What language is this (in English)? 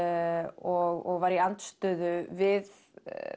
Icelandic